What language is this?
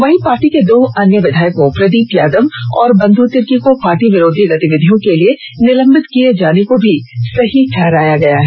Hindi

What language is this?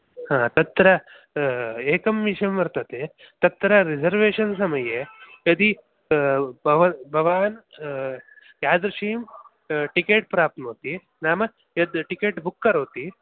Sanskrit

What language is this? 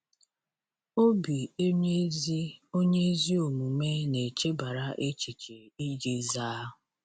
Igbo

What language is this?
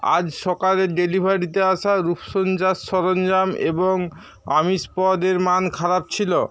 Bangla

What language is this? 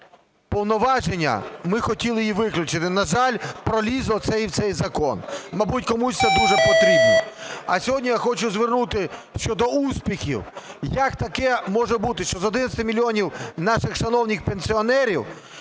Ukrainian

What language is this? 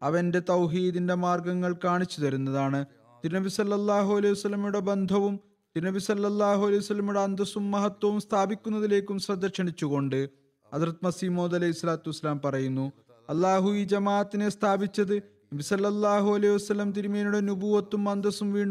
Malayalam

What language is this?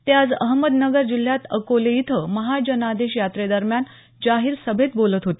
Marathi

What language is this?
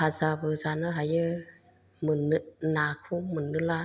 Bodo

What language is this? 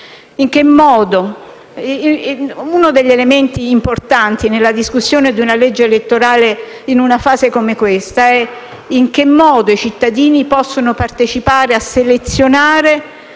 Italian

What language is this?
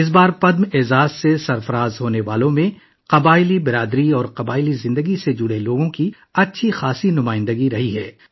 Urdu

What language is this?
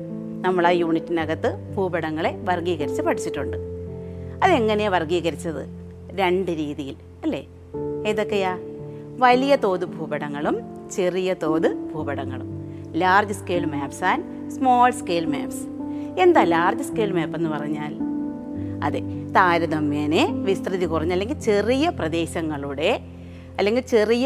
Malayalam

